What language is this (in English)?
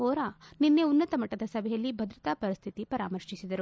Kannada